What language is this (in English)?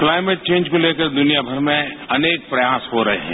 Hindi